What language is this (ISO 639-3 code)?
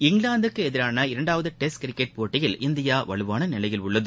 tam